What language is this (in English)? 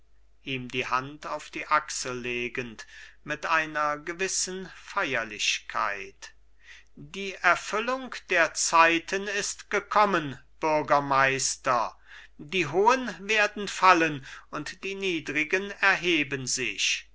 German